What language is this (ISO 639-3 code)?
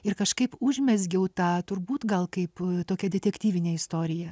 lit